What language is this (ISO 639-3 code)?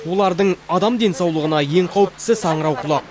kaz